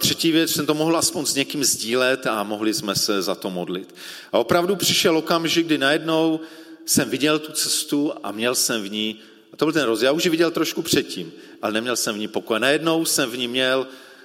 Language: Czech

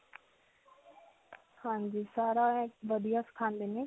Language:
Punjabi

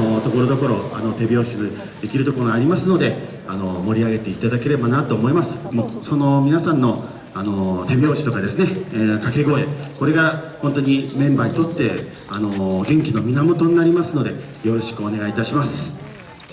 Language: Japanese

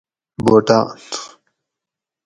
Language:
Gawri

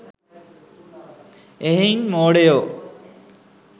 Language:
Sinhala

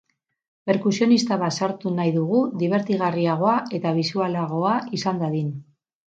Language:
Basque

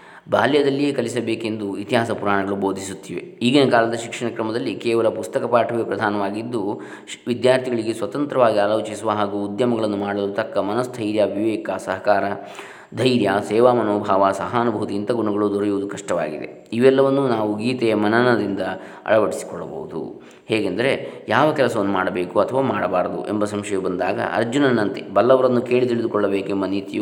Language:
Kannada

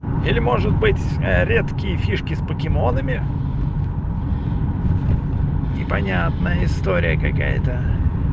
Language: Russian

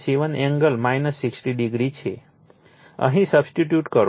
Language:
Gujarati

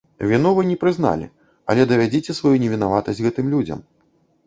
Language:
Belarusian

